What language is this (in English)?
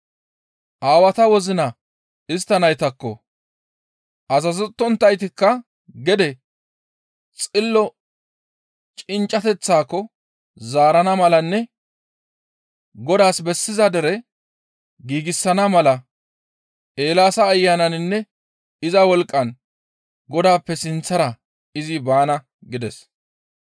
Gamo